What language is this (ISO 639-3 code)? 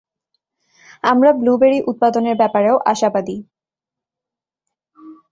ben